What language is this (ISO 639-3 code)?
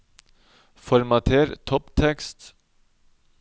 nor